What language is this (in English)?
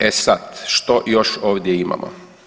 Croatian